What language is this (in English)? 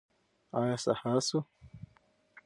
Pashto